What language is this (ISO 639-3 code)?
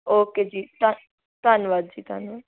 pan